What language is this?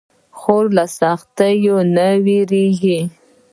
Pashto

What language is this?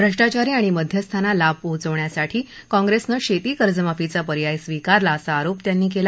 Marathi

